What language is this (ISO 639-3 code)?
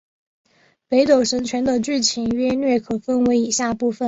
zho